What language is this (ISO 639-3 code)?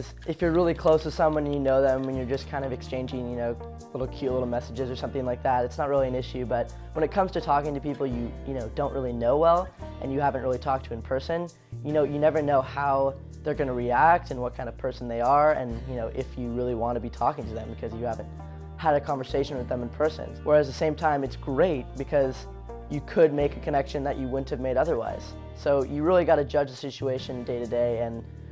eng